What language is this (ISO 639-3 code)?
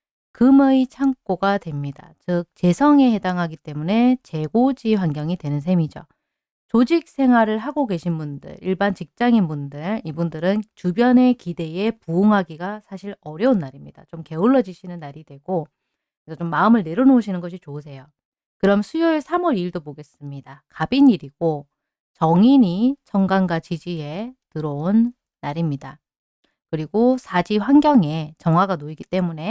kor